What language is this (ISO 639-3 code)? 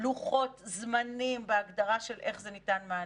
heb